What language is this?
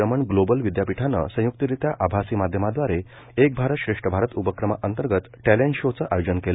Marathi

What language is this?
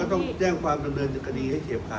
Thai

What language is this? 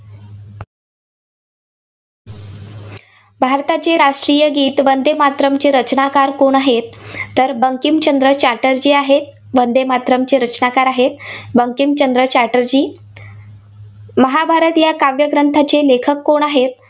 Marathi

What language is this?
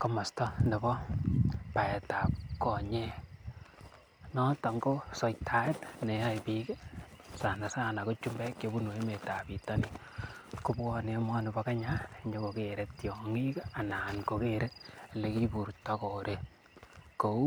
Kalenjin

